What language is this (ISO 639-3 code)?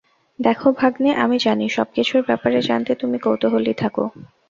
ben